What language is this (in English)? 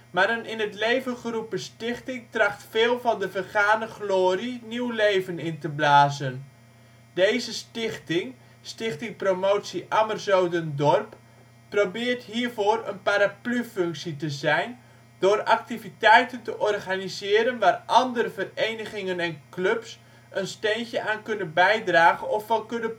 Dutch